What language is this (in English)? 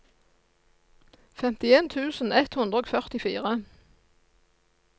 Norwegian